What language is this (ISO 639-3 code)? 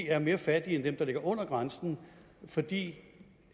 dan